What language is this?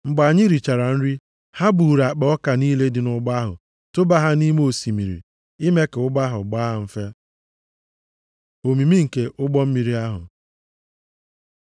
Igbo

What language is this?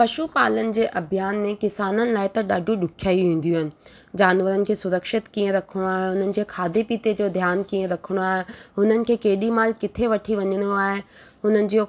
Sindhi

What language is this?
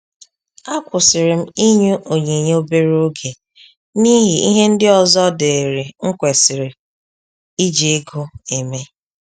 Igbo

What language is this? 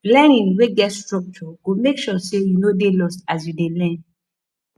Nigerian Pidgin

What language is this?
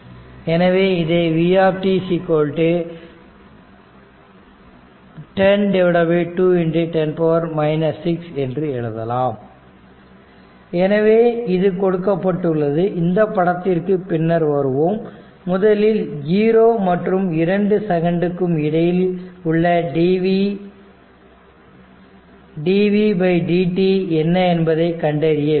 Tamil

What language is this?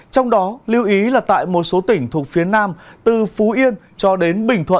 Vietnamese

